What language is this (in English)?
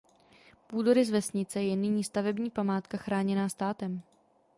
Czech